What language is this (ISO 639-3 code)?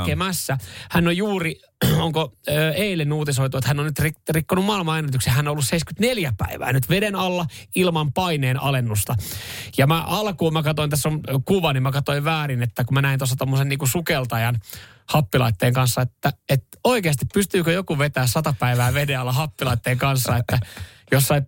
fin